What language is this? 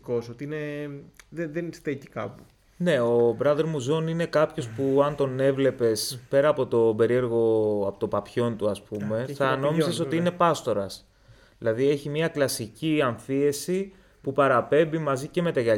Greek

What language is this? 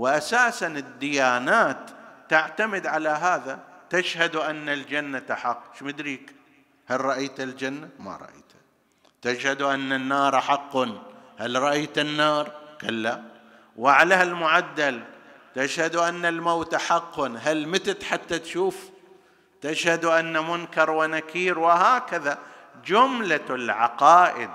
Arabic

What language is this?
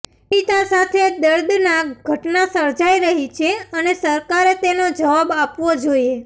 Gujarati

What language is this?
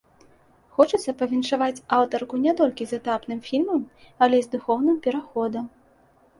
Belarusian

